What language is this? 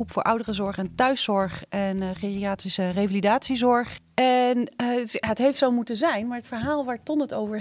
Dutch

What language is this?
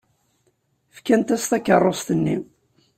Kabyle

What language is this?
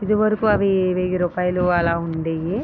Telugu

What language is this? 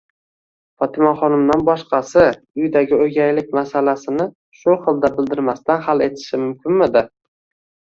Uzbek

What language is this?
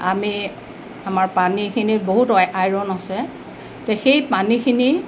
Assamese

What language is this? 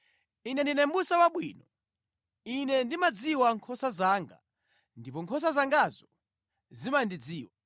Nyanja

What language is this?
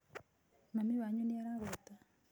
Kikuyu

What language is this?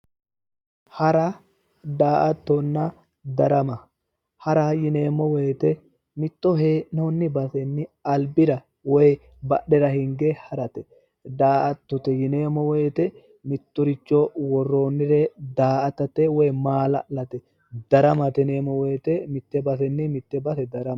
Sidamo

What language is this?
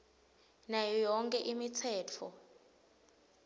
Swati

